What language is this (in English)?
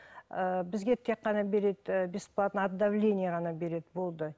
Kazakh